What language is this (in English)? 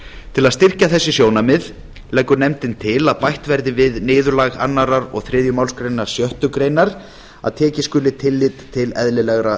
Icelandic